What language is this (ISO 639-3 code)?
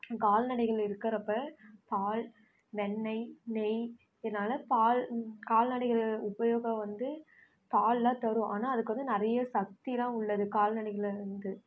tam